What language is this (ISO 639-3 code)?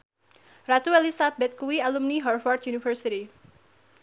jav